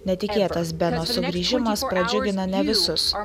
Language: Lithuanian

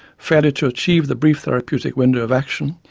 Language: English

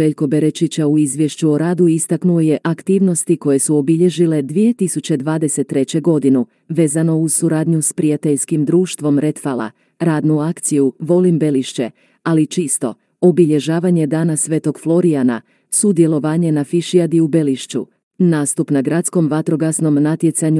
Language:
Croatian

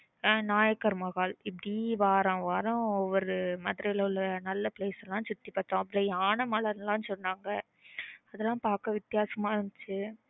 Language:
Tamil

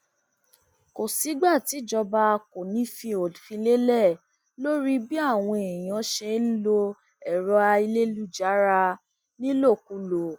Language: Yoruba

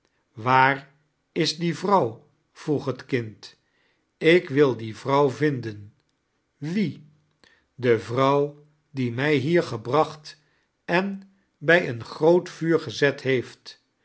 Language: Dutch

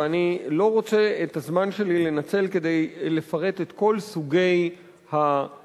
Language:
Hebrew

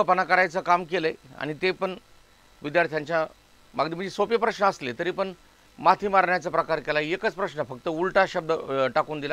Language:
Hindi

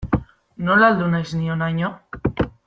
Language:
Basque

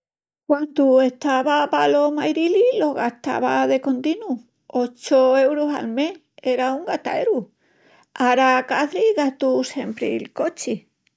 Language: Extremaduran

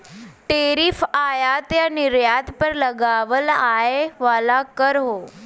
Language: Bhojpuri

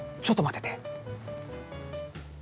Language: Japanese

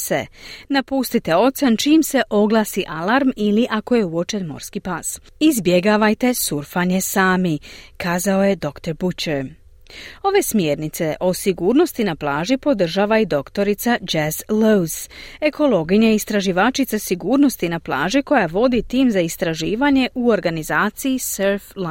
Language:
Croatian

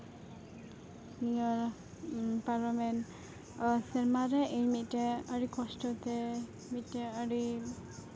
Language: Santali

